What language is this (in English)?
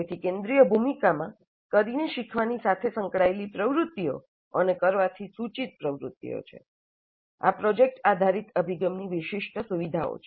Gujarati